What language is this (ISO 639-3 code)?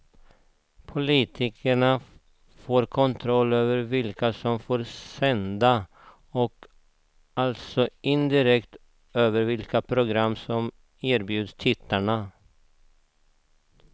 swe